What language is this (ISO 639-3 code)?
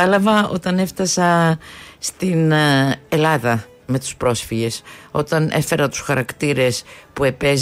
ell